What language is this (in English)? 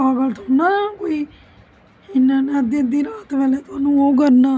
Dogri